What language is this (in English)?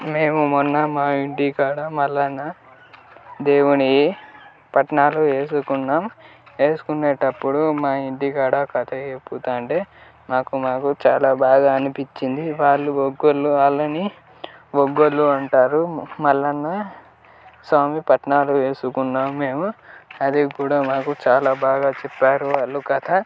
Telugu